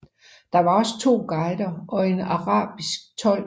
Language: Danish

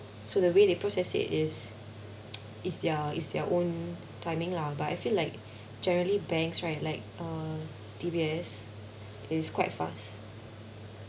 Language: English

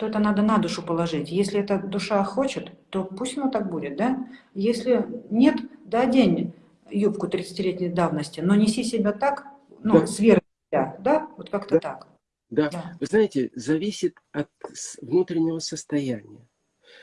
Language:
Russian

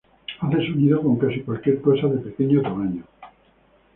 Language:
Spanish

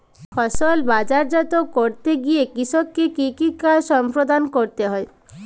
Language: Bangla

